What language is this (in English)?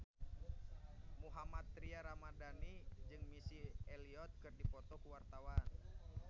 Sundanese